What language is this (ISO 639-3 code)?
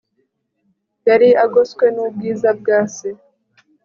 kin